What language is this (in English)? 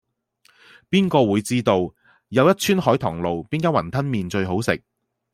Cantonese